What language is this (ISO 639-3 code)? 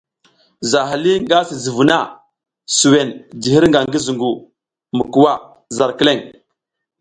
giz